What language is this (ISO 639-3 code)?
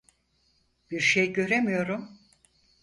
tur